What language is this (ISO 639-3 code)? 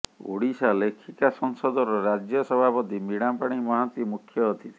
ori